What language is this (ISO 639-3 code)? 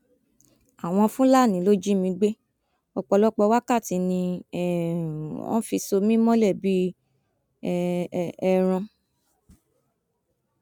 yor